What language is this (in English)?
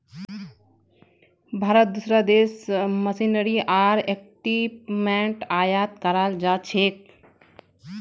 Magahi